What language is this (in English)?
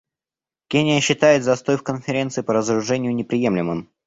Russian